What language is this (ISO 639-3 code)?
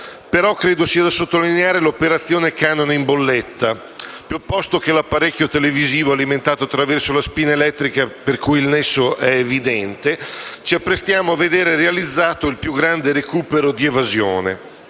ita